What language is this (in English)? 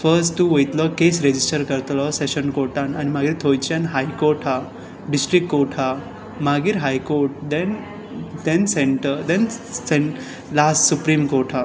Konkani